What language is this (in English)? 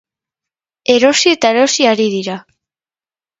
Basque